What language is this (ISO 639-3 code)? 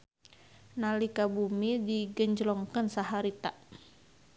sun